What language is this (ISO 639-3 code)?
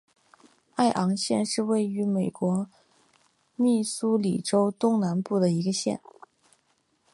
zho